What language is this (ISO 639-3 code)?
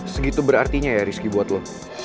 ind